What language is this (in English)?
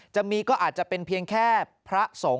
Thai